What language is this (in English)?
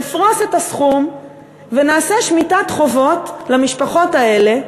Hebrew